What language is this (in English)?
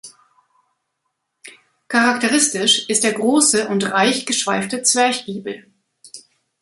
German